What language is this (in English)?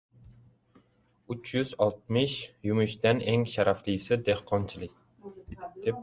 Uzbek